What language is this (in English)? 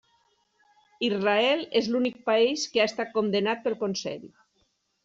Catalan